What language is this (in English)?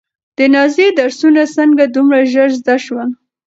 Pashto